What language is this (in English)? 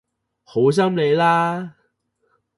Cantonese